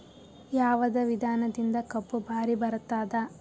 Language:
Kannada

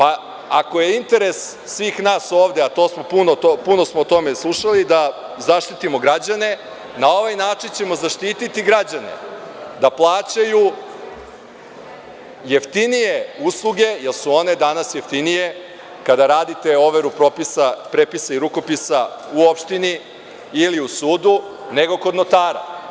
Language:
Serbian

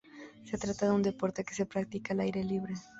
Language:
Spanish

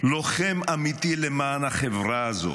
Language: Hebrew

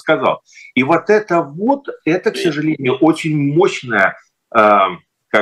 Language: Russian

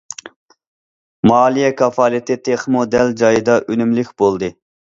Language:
Uyghur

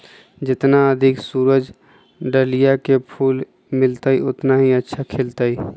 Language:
Magahi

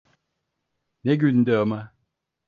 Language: Turkish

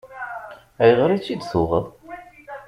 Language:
Kabyle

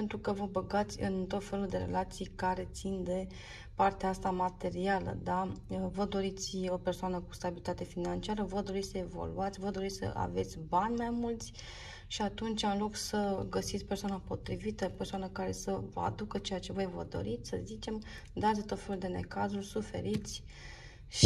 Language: Romanian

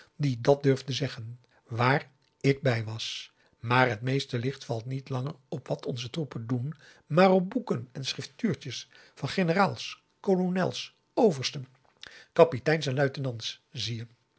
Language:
Dutch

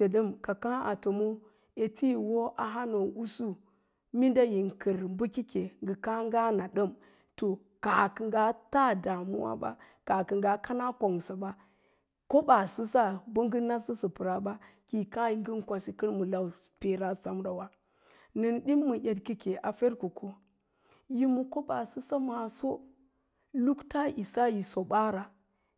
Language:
Lala-Roba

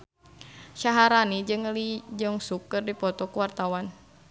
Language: Sundanese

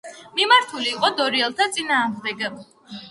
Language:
Georgian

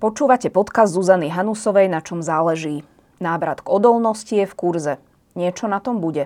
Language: Slovak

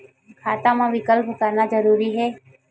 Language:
Chhattisgarhi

